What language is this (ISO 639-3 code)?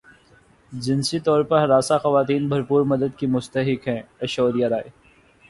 urd